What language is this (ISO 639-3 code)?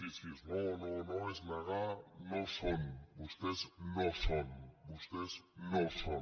cat